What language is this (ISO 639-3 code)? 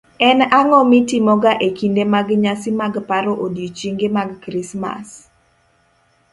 luo